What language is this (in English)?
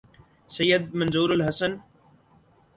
Urdu